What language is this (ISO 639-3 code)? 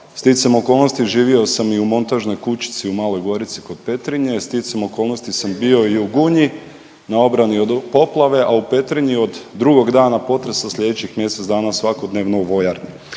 hrv